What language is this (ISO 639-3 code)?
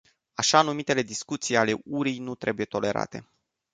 ron